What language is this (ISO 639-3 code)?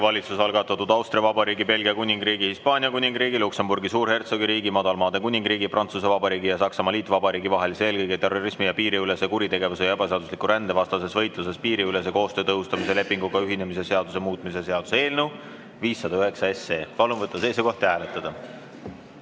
est